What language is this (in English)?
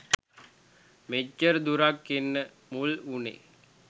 Sinhala